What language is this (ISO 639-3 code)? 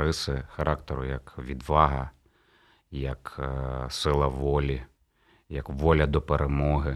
ukr